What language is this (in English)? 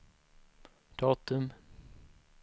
Swedish